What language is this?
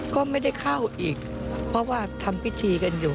Thai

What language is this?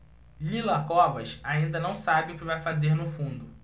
Portuguese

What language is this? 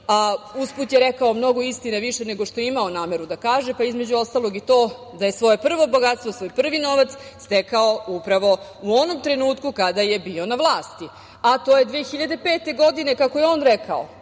Serbian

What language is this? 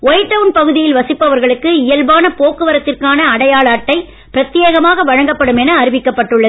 Tamil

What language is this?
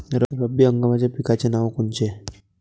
Marathi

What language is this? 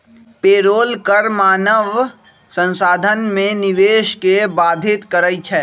Magahi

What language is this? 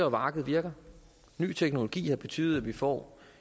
Danish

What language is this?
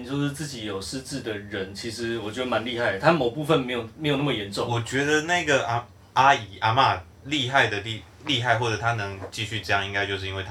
Chinese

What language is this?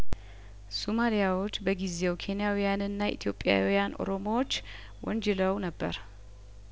Amharic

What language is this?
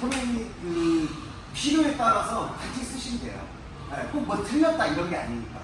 Korean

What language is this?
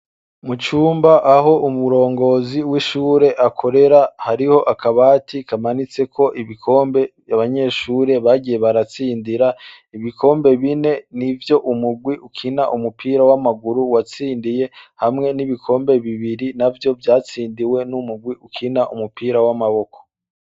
Rundi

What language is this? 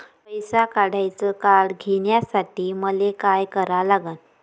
Marathi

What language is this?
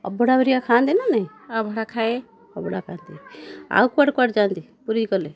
Odia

